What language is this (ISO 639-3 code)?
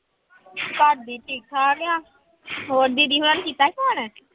pan